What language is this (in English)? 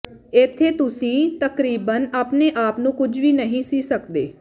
Punjabi